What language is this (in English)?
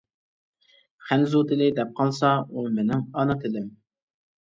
Uyghur